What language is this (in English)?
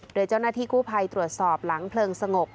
Thai